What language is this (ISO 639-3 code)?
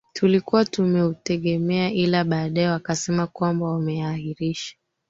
swa